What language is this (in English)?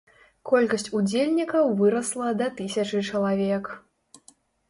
Belarusian